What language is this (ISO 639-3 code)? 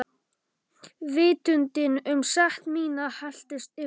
isl